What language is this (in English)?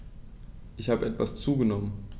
German